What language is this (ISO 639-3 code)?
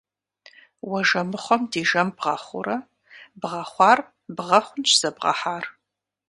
kbd